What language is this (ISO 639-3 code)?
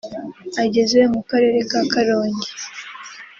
kin